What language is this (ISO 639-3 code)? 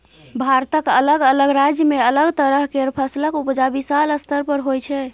mai